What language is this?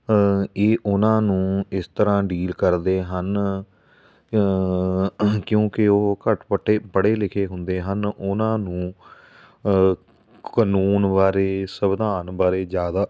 Punjabi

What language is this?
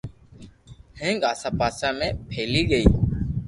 Loarki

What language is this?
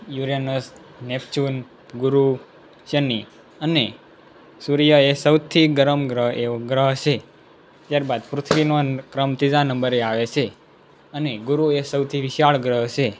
Gujarati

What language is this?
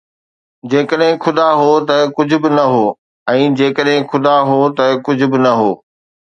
Sindhi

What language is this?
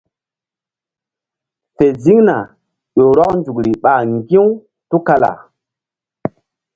Mbum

